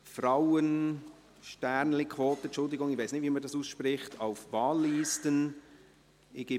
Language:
Swiss German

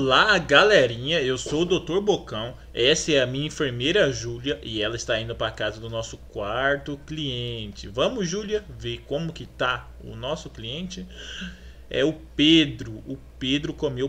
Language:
Portuguese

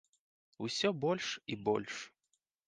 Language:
Belarusian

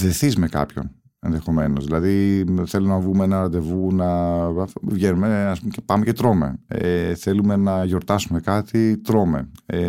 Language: Greek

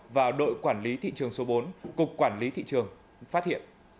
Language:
Vietnamese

